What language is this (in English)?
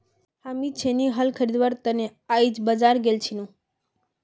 Magahi